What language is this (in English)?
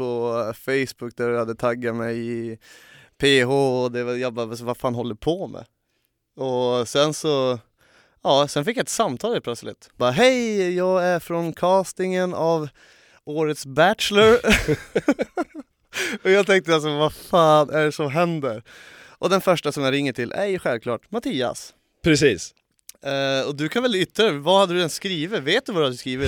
Swedish